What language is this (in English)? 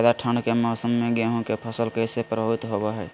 Magahi